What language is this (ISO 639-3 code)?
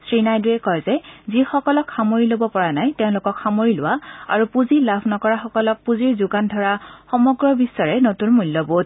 asm